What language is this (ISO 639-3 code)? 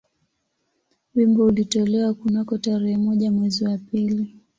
swa